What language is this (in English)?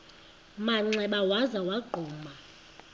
Xhosa